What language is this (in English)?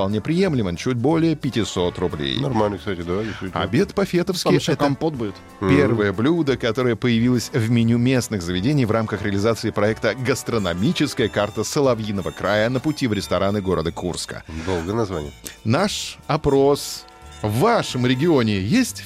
Russian